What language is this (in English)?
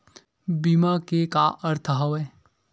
Chhattisgarhi